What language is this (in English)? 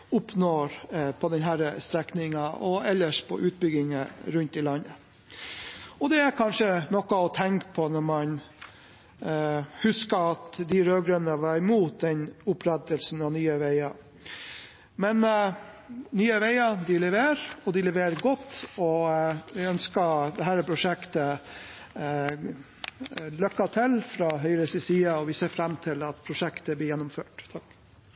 Norwegian Bokmål